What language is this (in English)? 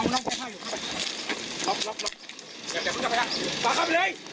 Thai